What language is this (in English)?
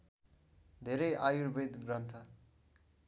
Nepali